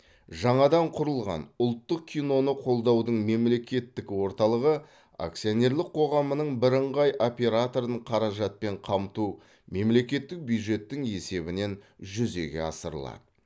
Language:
Kazakh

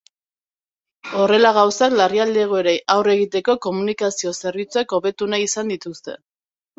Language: Basque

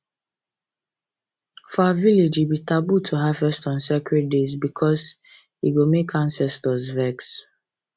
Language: Nigerian Pidgin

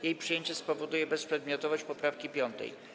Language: Polish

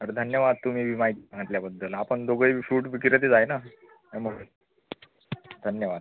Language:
Marathi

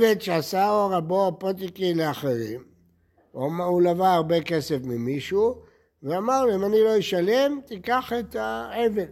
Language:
Hebrew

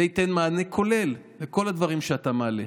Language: Hebrew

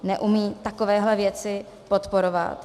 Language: Czech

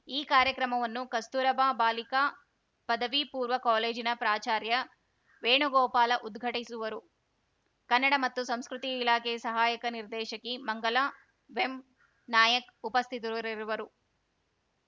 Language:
Kannada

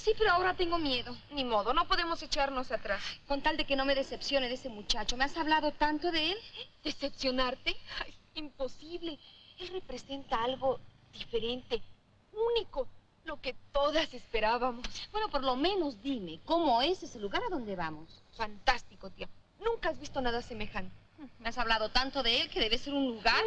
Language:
Spanish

